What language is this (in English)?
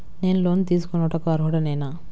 Telugu